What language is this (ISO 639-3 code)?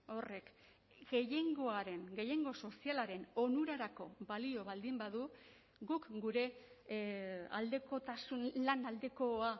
eus